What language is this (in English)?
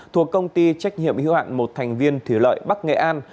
Vietnamese